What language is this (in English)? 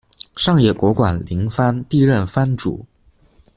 Chinese